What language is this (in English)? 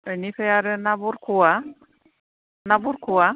Bodo